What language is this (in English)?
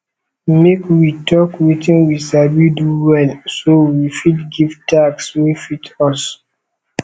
Nigerian Pidgin